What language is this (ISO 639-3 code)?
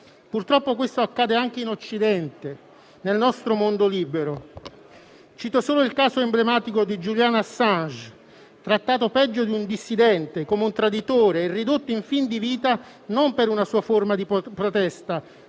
ita